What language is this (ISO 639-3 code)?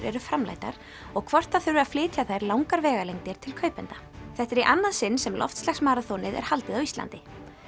isl